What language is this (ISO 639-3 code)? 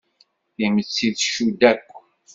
kab